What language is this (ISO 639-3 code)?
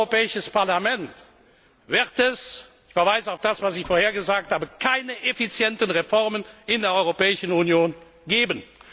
deu